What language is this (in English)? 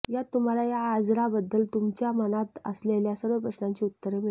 Marathi